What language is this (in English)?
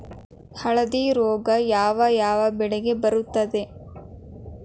Kannada